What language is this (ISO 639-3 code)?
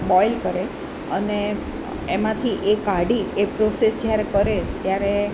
guj